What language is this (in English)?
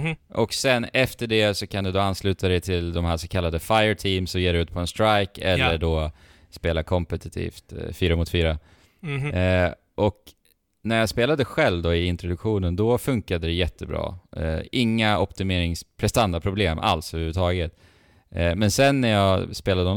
Swedish